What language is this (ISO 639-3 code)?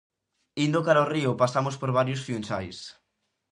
glg